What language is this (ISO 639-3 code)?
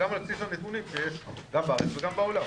heb